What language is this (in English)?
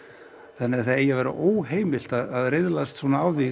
Icelandic